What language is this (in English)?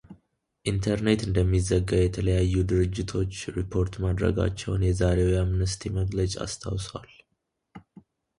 Amharic